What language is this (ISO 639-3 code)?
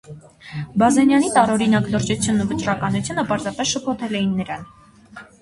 hye